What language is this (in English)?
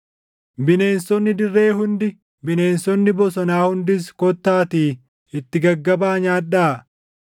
Oromo